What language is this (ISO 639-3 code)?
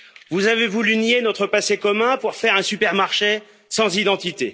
fra